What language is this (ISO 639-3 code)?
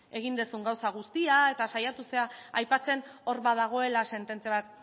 eus